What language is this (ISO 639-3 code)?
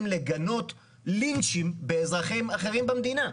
heb